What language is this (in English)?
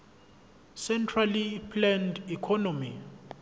Zulu